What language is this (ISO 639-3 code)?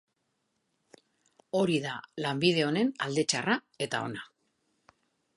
eus